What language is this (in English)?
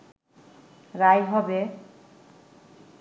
Bangla